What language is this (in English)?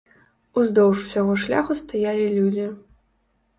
Belarusian